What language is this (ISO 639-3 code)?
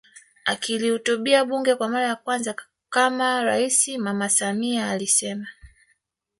swa